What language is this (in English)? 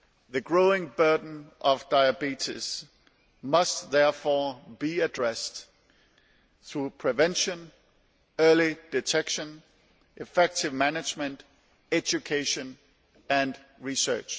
English